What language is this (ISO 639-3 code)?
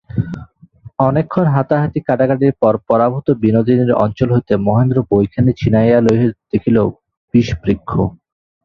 ben